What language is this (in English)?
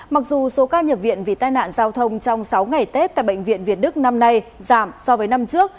Vietnamese